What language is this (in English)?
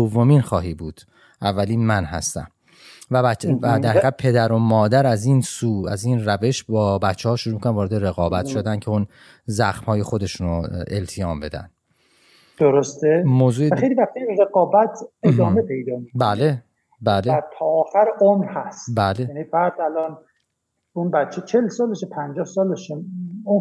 Persian